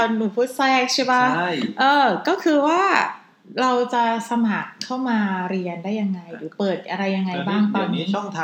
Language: Thai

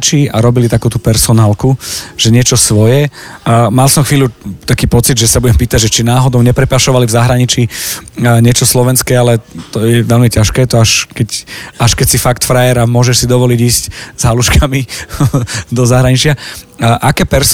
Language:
Slovak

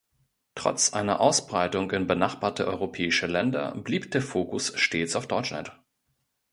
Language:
German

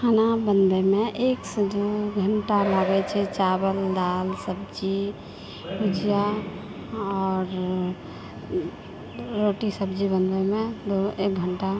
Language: Maithili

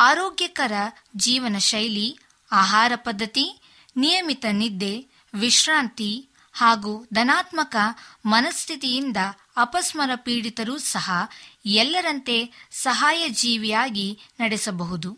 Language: Kannada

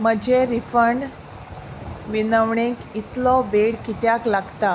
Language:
Konkani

